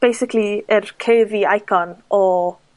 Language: Welsh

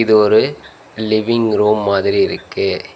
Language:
Tamil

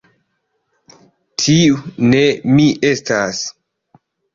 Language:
Esperanto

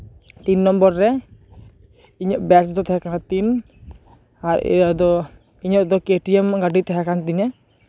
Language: Santali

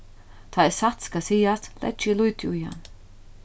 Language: Faroese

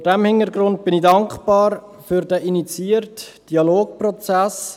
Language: Swiss German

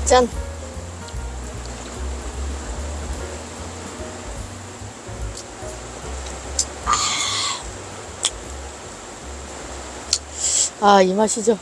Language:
Korean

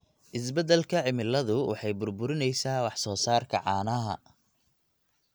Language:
Somali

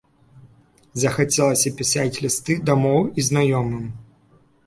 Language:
Belarusian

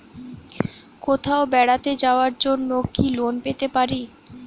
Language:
Bangla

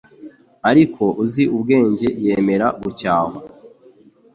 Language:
Kinyarwanda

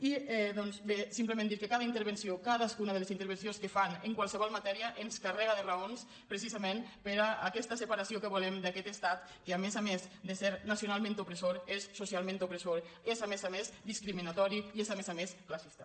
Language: Catalan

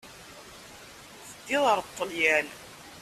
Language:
Kabyle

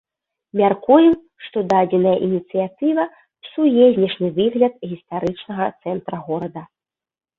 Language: Belarusian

